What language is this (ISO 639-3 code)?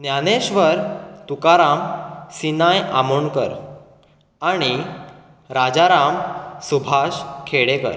kok